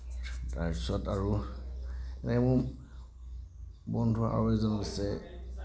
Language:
Assamese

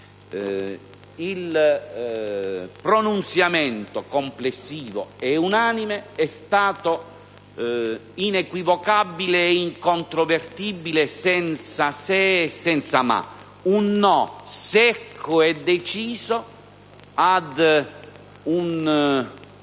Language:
Italian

